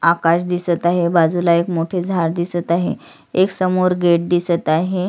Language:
Marathi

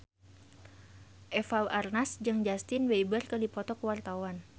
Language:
Sundanese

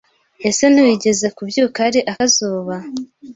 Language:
Kinyarwanda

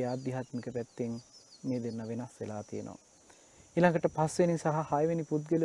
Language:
Turkish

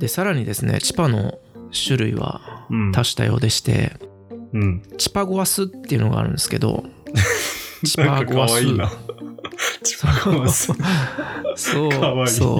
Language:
Japanese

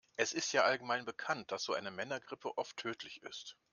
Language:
German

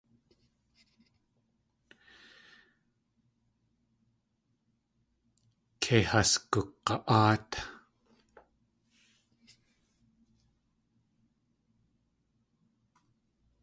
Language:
Tlingit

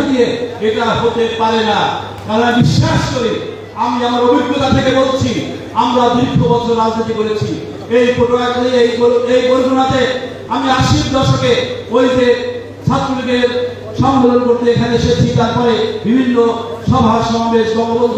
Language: Turkish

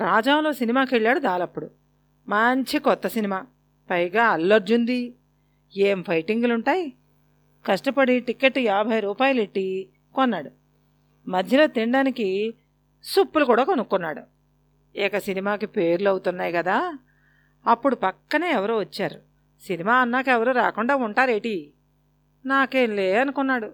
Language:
Telugu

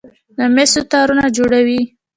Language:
Pashto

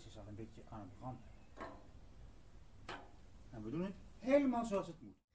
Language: Dutch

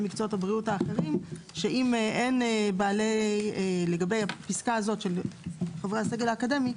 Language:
Hebrew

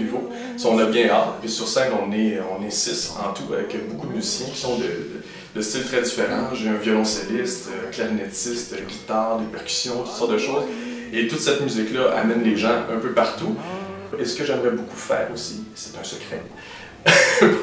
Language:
French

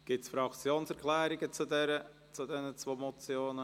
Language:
Swiss German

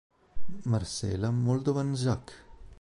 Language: Italian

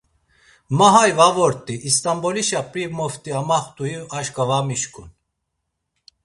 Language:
Laz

